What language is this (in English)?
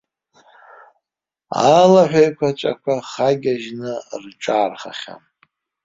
Abkhazian